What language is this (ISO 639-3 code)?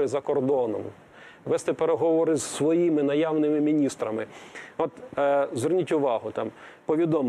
ukr